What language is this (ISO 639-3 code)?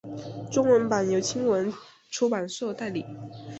zho